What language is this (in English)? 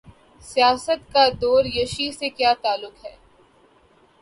Urdu